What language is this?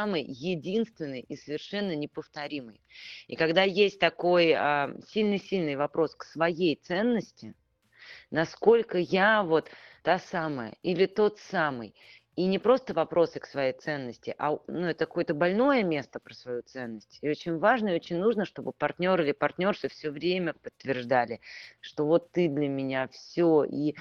Russian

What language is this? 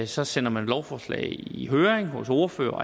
Danish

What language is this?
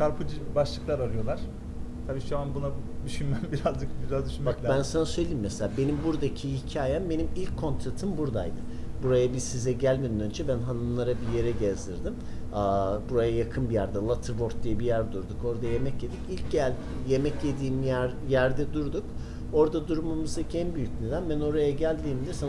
Turkish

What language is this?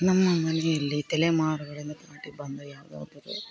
Kannada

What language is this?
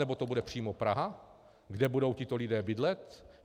Czech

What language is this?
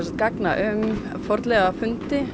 Icelandic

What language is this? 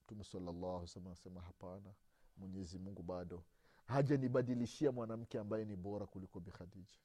Swahili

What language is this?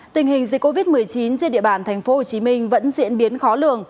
Vietnamese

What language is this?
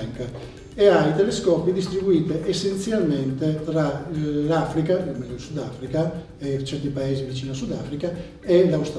Italian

